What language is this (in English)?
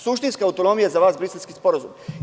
Serbian